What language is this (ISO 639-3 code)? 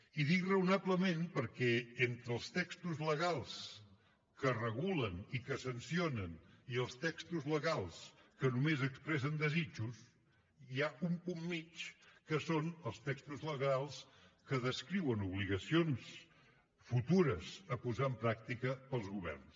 cat